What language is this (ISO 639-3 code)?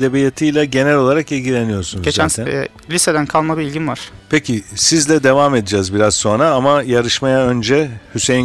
tur